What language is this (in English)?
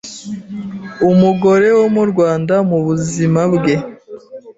Kinyarwanda